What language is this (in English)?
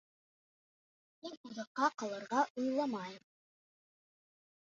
Bashkir